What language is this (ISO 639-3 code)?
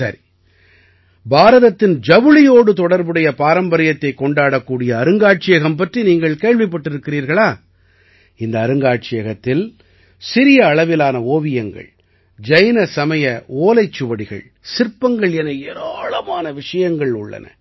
tam